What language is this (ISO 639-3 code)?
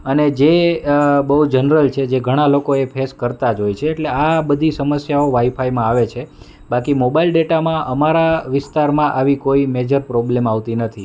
guj